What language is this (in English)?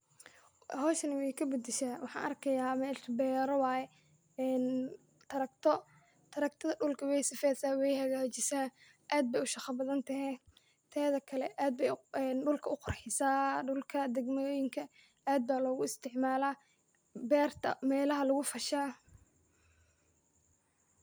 Somali